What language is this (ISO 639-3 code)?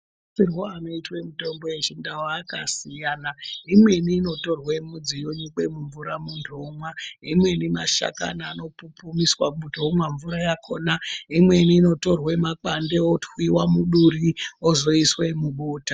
ndc